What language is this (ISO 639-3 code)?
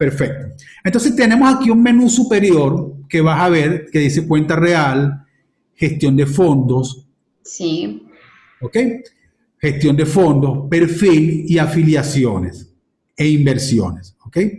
spa